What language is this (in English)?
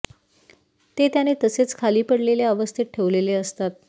Marathi